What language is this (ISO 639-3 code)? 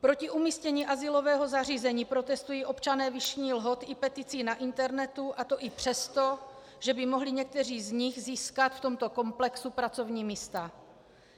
ces